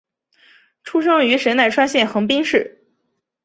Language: Chinese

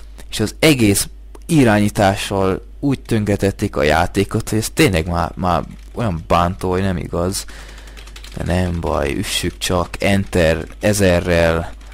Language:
Hungarian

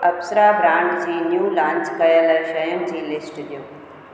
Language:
Sindhi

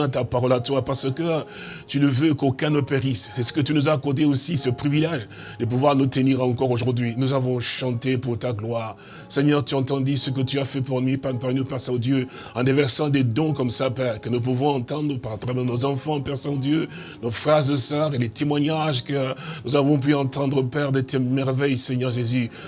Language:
French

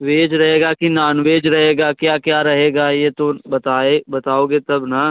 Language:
Hindi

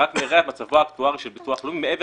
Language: Hebrew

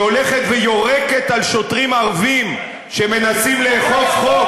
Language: Hebrew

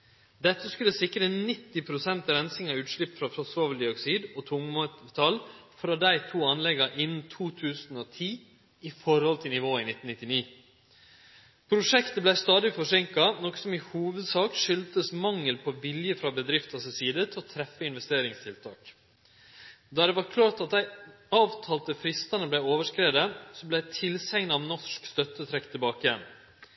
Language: Norwegian Nynorsk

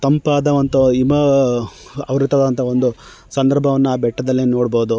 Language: Kannada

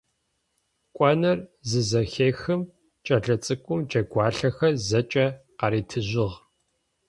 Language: Adyghe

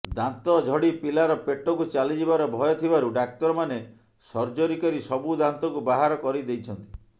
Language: Odia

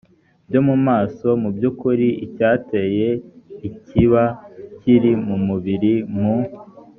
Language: Kinyarwanda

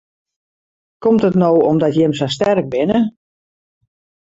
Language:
Western Frisian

